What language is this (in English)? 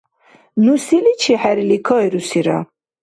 Dargwa